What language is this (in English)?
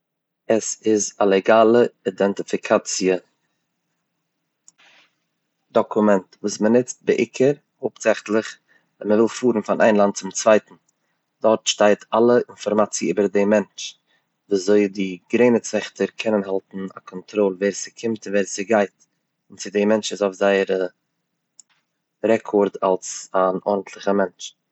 Yiddish